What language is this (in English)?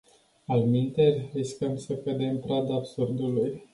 Romanian